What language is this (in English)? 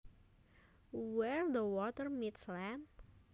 Javanese